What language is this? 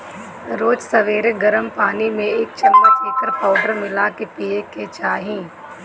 Bhojpuri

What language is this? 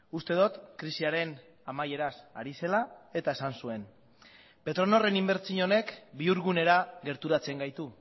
Basque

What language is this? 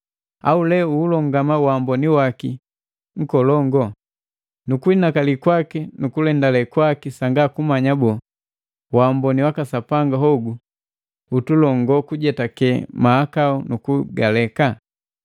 Matengo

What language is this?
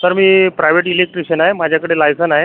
Marathi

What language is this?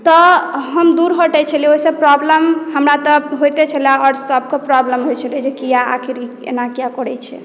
Maithili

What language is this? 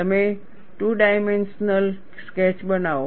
Gujarati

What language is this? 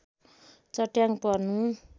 Nepali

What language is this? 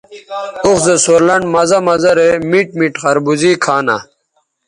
Bateri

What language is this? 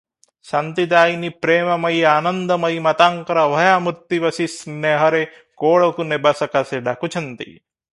Odia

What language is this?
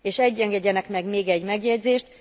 Hungarian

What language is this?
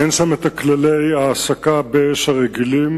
Hebrew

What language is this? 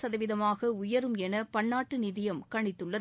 Tamil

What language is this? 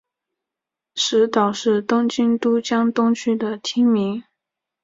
Chinese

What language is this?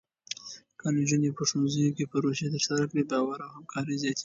Pashto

